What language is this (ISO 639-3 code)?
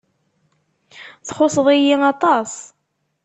kab